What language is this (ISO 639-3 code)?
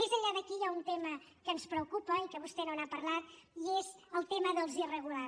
cat